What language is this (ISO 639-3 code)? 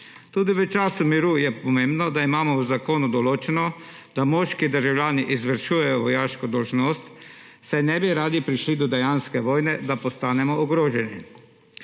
slv